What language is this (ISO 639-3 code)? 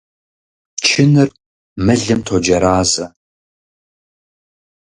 kbd